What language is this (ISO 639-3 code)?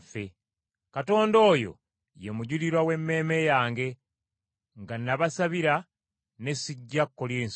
lug